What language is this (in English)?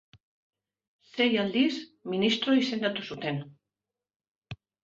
Basque